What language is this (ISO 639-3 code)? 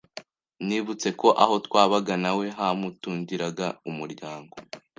kin